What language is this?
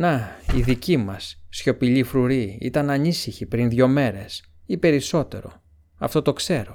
Greek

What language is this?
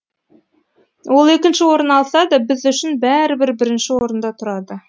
Kazakh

